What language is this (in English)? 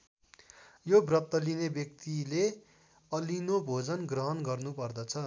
Nepali